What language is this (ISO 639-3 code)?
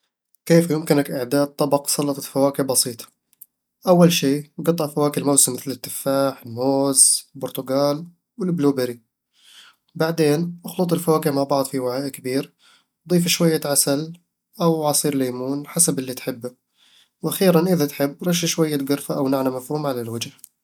avl